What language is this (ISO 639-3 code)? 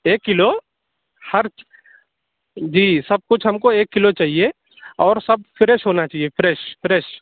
urd